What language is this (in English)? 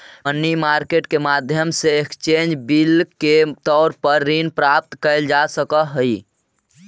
Magahi